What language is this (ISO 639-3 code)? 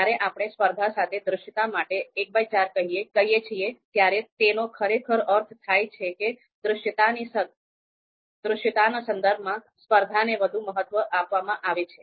guj